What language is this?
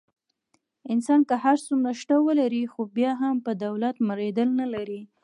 Pashto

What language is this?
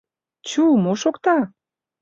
Mari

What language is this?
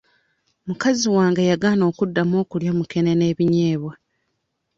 Ganda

